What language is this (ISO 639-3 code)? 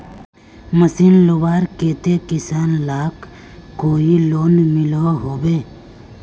mag